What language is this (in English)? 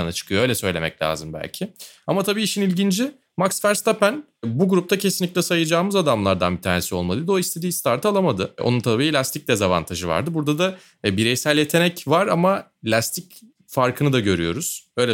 Turkish